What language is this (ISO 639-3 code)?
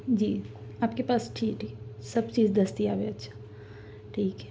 urd